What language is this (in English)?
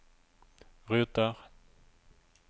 Norwegian